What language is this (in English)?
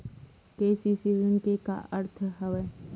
Chhattisgarhi